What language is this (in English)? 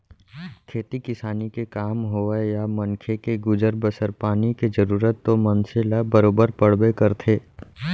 Chhattisgarhi